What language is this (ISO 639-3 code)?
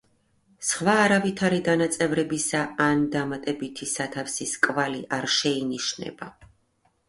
kat